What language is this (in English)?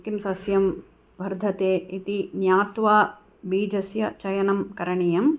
Sanskrit